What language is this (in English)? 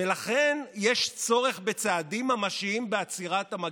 Hebrew